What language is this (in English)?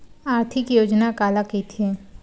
Chhattisgarhi